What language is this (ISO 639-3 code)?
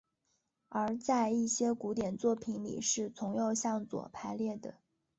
zho